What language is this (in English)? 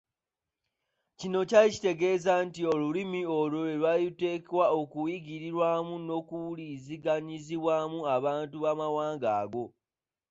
Ganda